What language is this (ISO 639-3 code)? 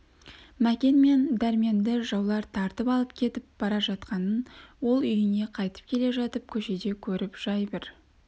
kaz